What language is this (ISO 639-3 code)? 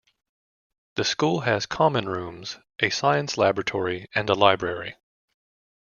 eng